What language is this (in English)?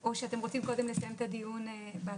Hebrew